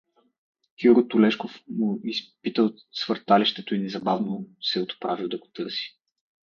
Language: Bulgarian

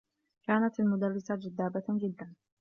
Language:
Arabic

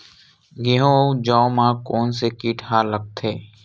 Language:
Chhattisgarhi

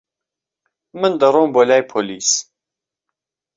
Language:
Central Kurdish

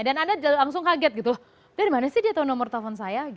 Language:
Indonesian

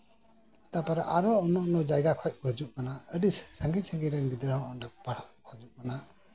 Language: Santali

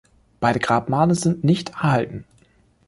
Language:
German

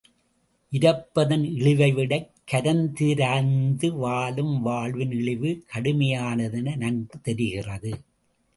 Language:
Tamil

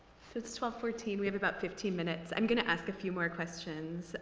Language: English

